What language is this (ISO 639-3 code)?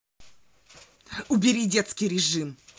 rus